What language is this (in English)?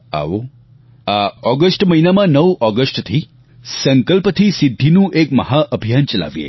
Gujarati